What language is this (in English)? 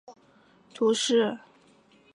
Chinese